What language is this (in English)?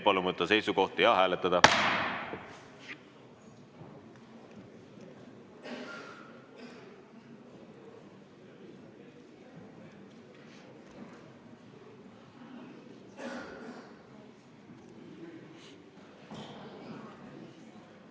Estonian